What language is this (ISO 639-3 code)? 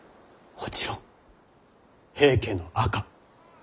jpn